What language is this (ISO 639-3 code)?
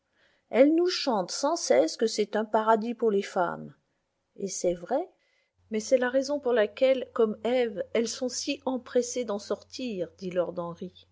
fra